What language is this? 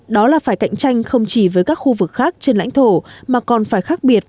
Vietnamese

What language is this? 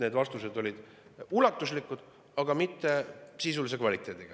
Estonian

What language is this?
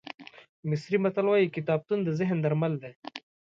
Pashto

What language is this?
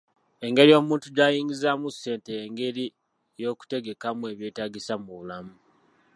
Ganda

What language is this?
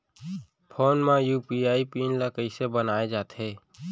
Chhattisgarhi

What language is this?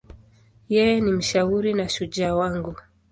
Swahili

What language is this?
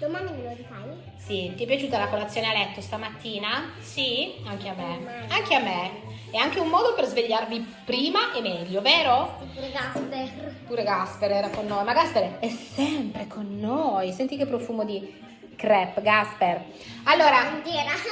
Italian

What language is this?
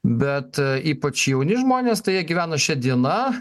Lithuanian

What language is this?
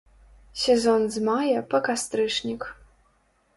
Belarusian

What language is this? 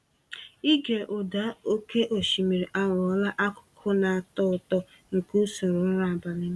Igbo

